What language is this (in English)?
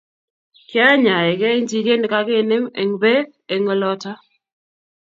Kalenjin